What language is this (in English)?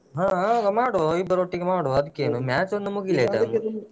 Kannada